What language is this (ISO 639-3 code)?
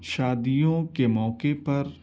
urd